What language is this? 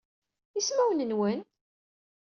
Kabyle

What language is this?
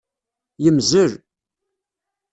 Kabyle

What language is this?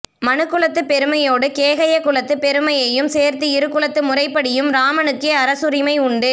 Tamil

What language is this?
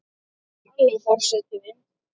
Icelandic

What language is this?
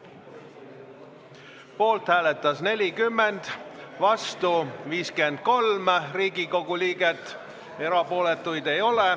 Estonian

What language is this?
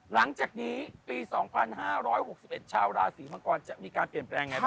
Thai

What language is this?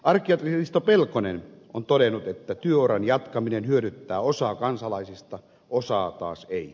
Finnish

